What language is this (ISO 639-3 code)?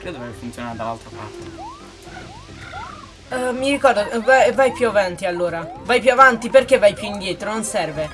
ita